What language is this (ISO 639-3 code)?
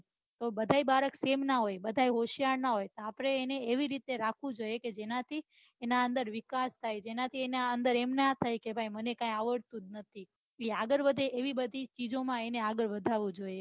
guj